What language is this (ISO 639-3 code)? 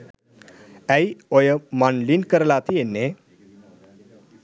sin